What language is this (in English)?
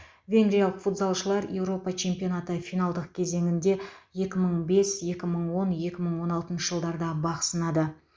Kazakh